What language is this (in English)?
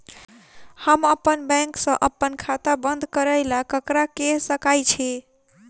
Maithili